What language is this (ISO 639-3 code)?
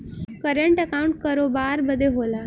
bho